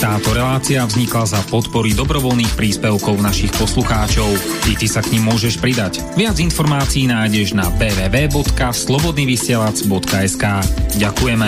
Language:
Slovak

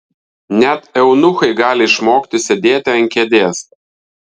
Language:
Lithuanian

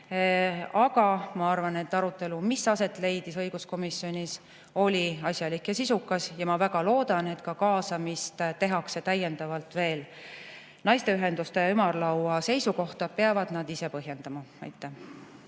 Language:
Estonian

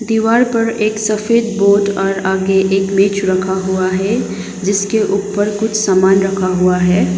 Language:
Hindi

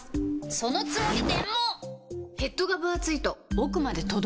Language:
Japanese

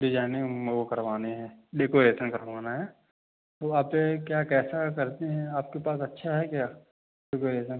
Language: Hindi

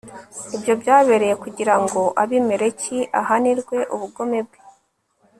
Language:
Kinyarwanda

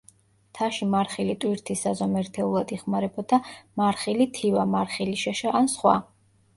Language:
Georgian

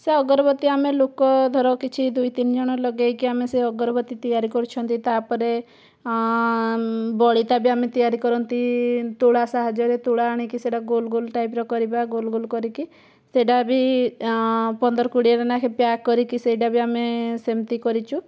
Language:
Odia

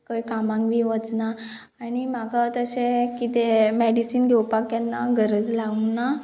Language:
Konkani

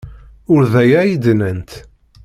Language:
Kabyle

